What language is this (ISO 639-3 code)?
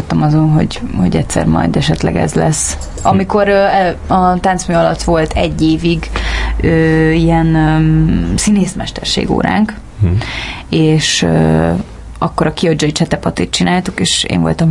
hun